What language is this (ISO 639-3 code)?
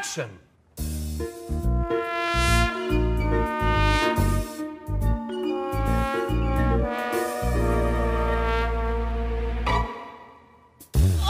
ara